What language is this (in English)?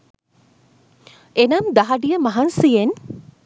Sinhala